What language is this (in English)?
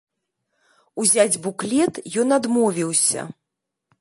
Belarusian